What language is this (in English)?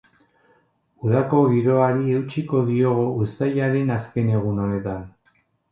Basque